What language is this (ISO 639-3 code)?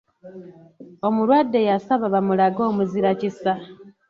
lug